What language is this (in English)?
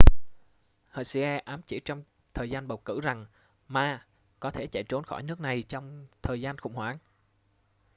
Vietnamese